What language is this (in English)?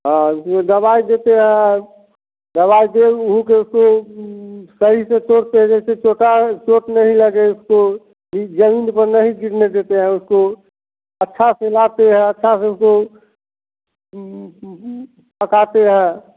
Hindi